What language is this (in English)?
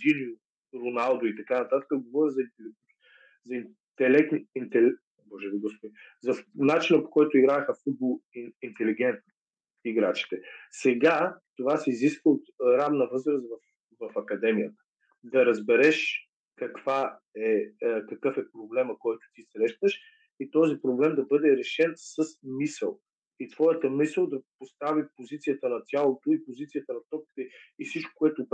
Bulgarian